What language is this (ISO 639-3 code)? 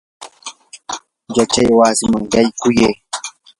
qur